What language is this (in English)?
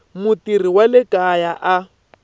Tsonga